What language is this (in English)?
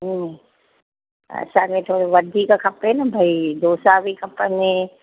Sindhi